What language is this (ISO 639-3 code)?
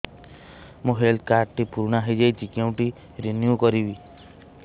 ori